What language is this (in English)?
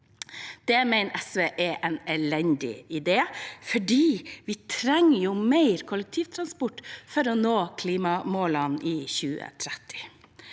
Norwegian